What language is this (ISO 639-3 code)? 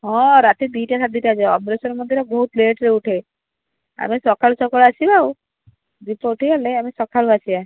ori